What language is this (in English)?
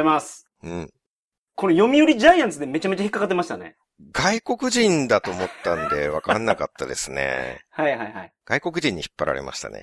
Japanese